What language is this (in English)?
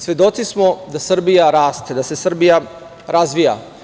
Serbian